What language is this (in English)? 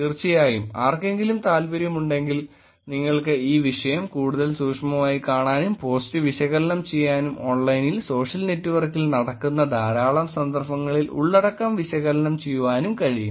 Malayalam